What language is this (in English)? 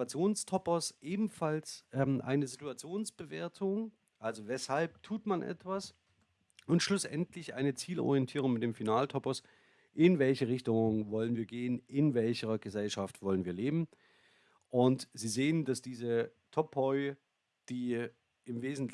German